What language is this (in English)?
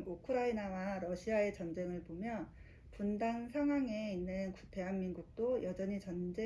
Korean